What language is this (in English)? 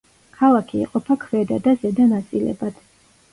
Georgian